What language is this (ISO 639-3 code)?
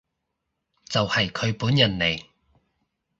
yue